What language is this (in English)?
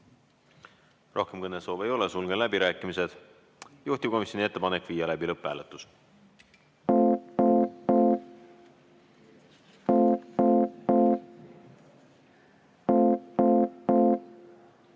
Estonian